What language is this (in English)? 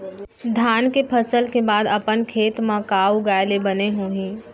Chhattisgarhi